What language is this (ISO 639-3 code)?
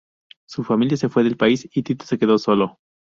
spa